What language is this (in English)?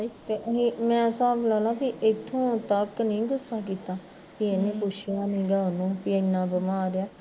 Punjabi